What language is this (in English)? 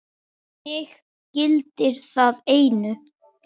Icelandic